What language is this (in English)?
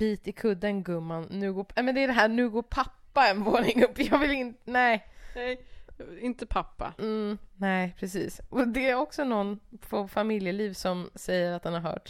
Swedish